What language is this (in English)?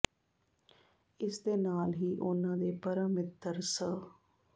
Punjabi